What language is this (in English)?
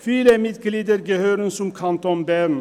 Swiss German